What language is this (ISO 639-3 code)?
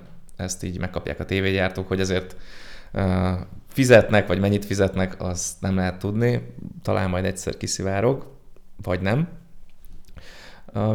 hun